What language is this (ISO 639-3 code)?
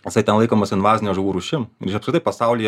lit